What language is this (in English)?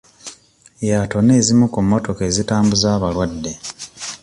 Ganda